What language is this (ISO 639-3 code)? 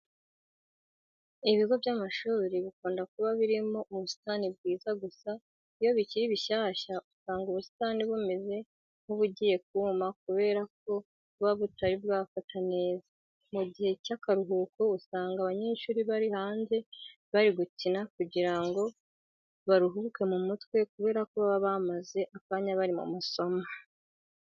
kin